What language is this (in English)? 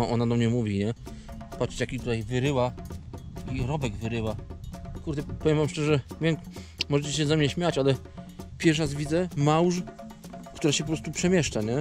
Polish